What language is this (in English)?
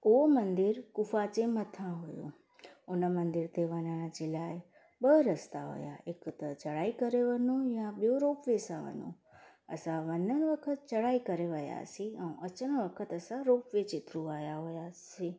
Sindhi